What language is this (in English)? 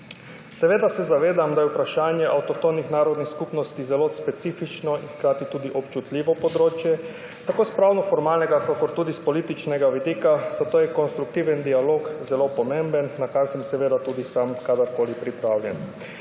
Slovenian